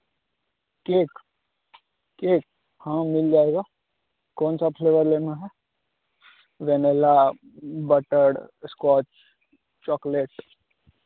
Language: Hindi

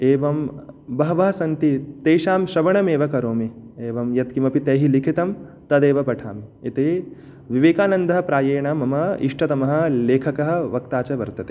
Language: Sanskrit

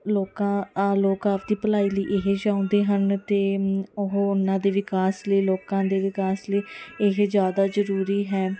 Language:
Punjabi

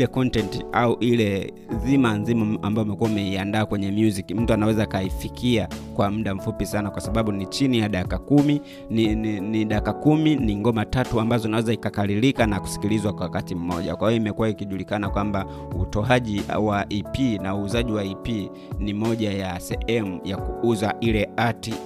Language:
Swahili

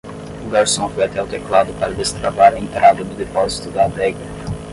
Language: Portuguese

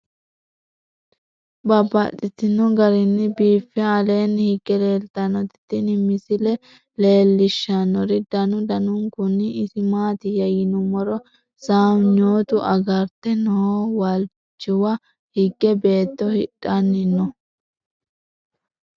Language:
Sidamo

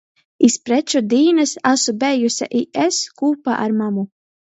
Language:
Latgalian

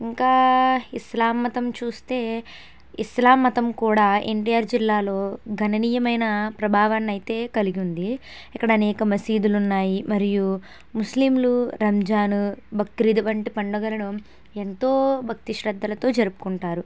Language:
Telugu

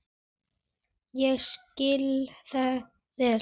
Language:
Icelandic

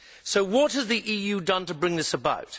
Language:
English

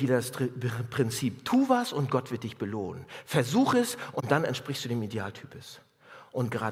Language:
German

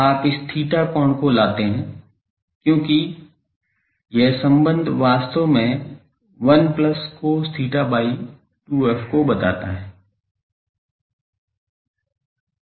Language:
Hindi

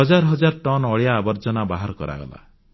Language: Odia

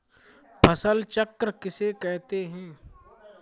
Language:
Hindi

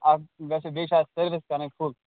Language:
Kashmiri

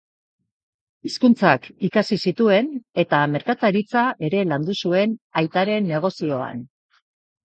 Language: Basque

